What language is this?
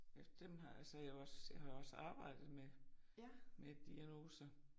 Danish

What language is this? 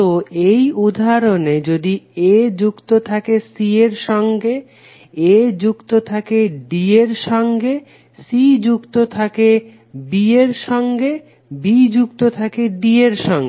Bangla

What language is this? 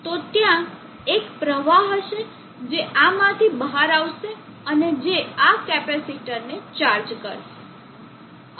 Gujarati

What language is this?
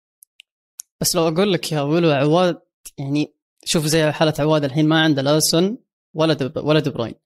Arabic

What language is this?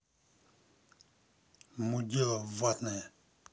Russian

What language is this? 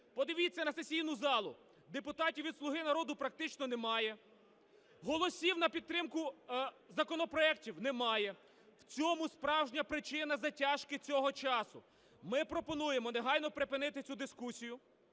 Ukrainian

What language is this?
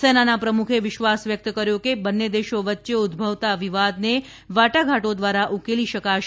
Gujarati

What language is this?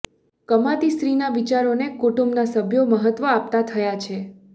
Gujarati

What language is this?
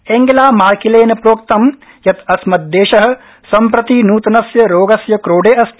Sanskrit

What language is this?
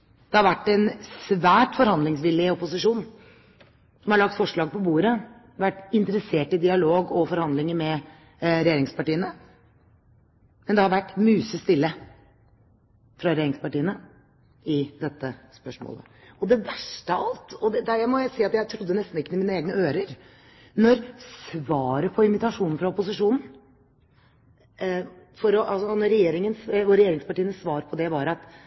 Norwegian Bokmål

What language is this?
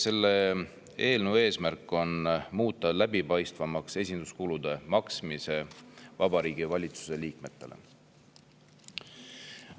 Estonian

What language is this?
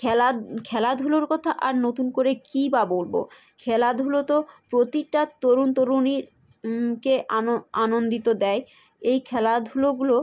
Bangla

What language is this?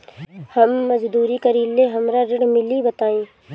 Bhojpuri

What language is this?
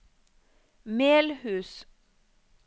Norwegian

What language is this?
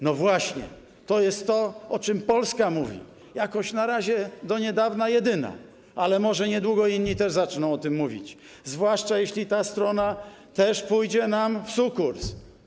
Polish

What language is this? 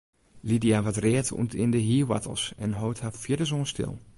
Western Frisian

